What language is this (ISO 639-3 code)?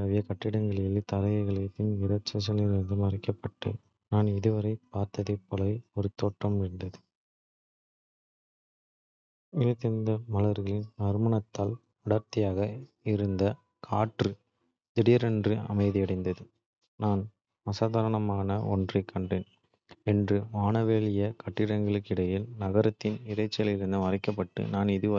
kfe